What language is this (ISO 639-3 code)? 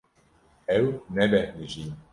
kur